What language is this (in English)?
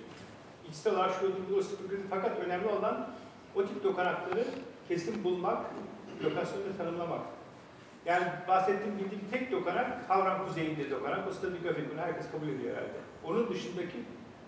Turkish